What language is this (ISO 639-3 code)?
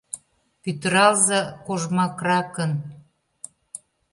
chm